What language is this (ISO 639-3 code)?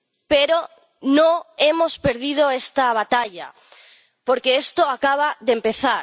spa